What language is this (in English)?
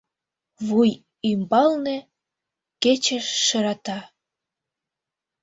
Mari